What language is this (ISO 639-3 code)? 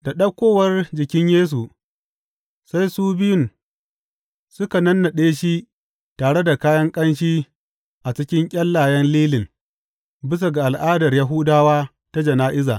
hau